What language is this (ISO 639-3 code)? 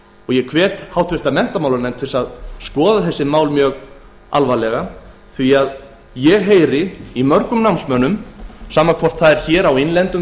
isl